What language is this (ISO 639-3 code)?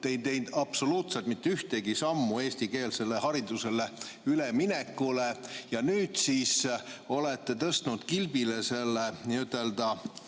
est